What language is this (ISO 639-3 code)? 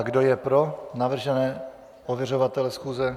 ces